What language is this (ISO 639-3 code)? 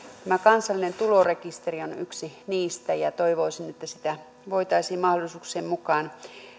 fin